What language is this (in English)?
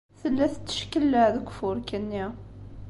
Kabyle